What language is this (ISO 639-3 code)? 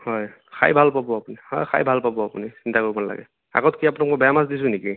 asm